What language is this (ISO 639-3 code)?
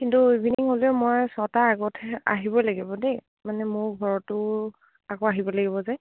asm